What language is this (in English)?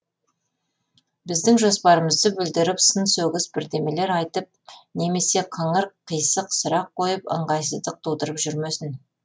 Kazakh